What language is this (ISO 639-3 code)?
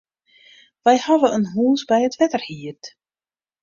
fry